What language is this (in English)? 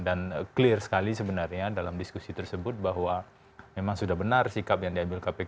Indonesian